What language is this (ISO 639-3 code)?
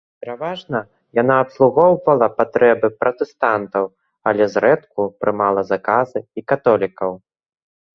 bel